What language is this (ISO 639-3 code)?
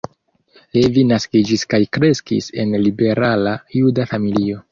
epo